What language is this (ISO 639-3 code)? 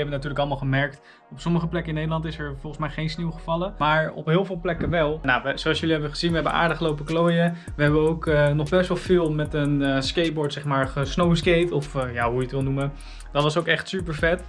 nld